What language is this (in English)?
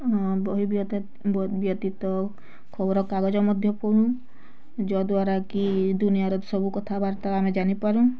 Odia